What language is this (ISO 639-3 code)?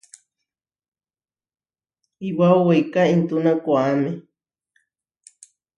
var